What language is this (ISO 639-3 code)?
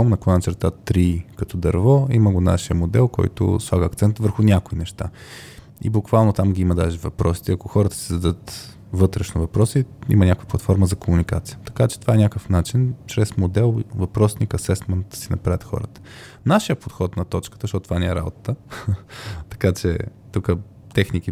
bul